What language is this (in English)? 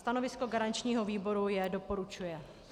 Czech